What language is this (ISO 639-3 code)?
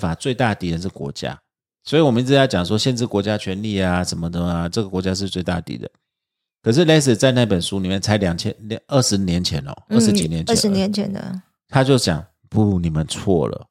zho